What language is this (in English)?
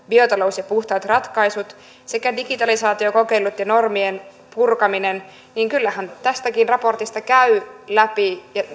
Finnish